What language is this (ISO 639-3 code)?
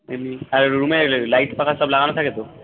ben